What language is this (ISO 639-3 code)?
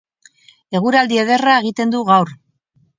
eus